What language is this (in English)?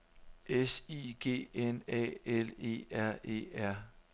Danish